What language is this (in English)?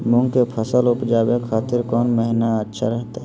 Magahi